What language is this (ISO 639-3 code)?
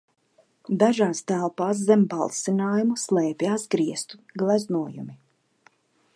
lav